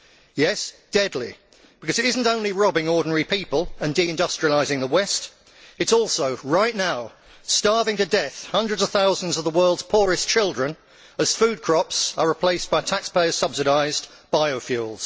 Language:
English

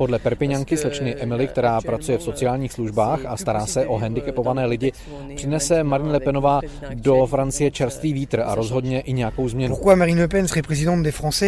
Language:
Czech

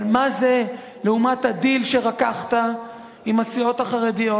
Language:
Hebrew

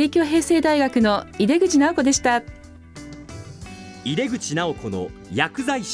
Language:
Japanese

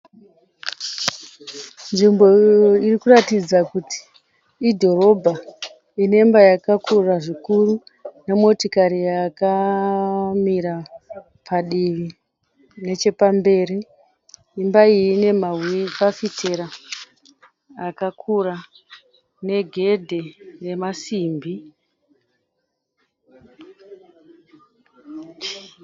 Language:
Shona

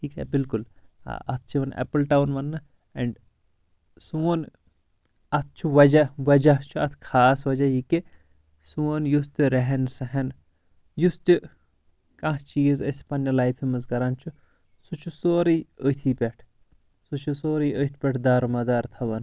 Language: Kashmiri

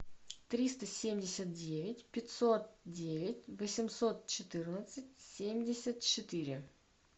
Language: Russian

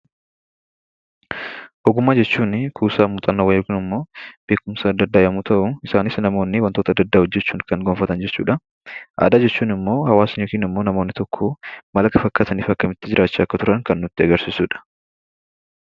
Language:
Oromo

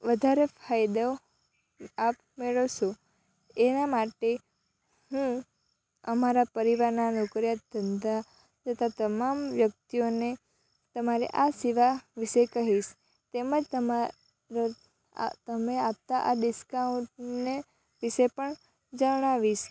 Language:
Gujarati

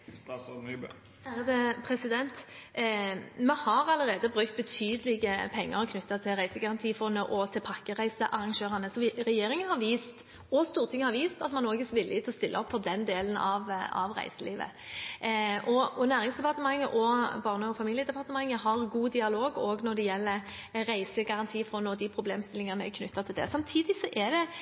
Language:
Norwegian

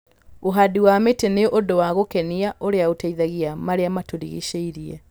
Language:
Kikuyu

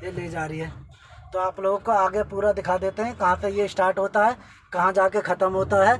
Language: Hindi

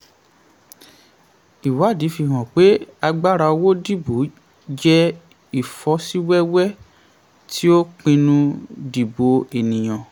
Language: Yoruba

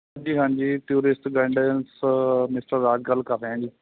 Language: Punjabi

